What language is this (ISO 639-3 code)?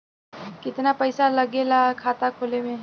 bho